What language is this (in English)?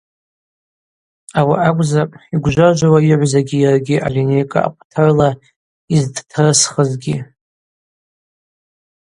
Abaza